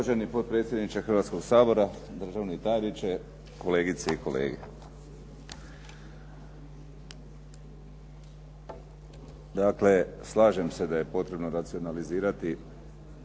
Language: Croatian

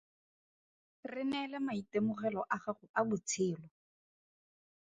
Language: Tswana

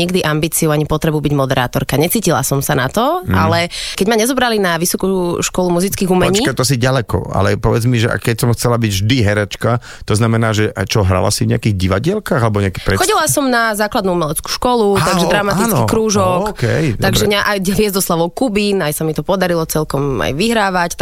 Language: Slovak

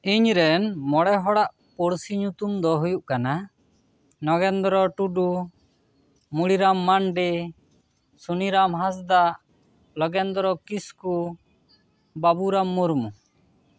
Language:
Santali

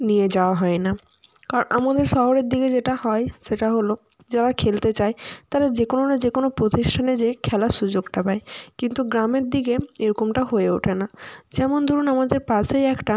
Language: Bangla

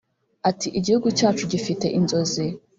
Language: Kinyarwanda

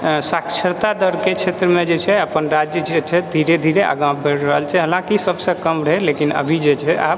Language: Maithili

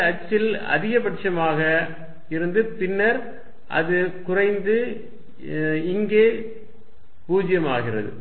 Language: Tamil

